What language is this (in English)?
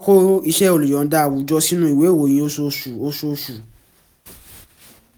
Yoruba